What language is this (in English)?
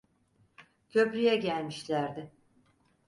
Turkish